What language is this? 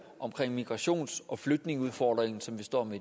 Danish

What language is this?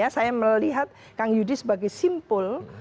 Indonesian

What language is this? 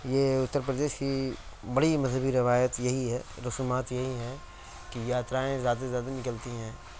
Urdu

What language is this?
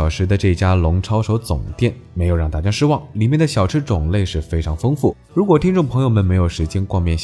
Chinese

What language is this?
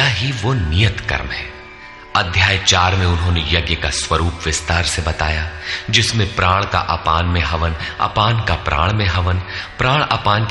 Hindi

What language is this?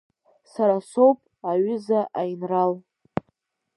Abkhazian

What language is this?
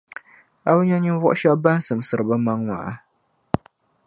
Dagbani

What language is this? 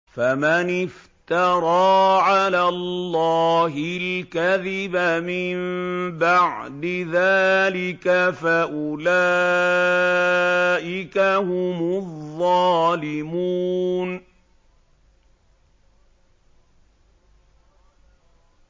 Arabic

